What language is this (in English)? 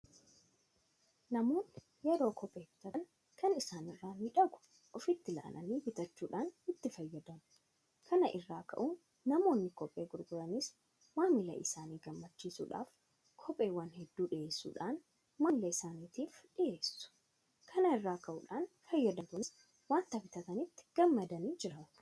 Oromo